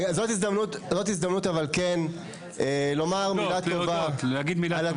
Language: Hebrew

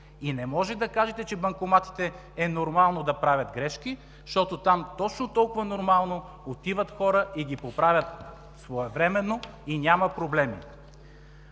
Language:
Bulgarian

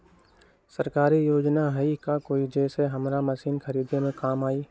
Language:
Magahi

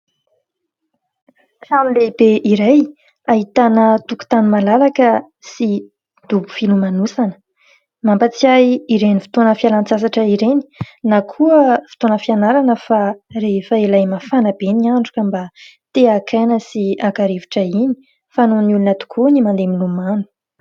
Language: Malagasy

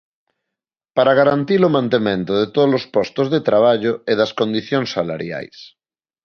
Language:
Galician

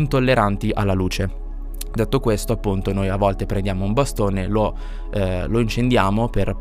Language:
Italian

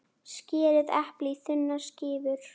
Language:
Icelandic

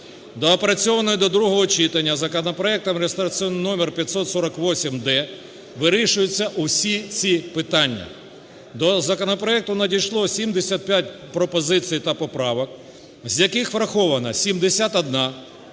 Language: Ukrainian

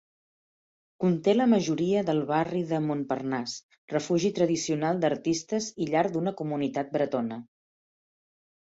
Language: Catalan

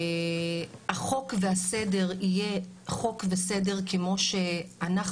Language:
Hebrew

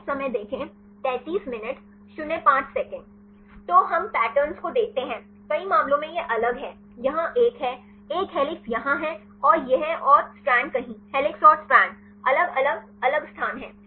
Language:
Hindi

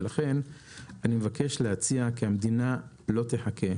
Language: Hebrew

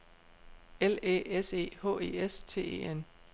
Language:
Danish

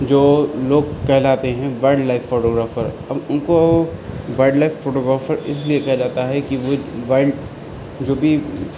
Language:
Urdu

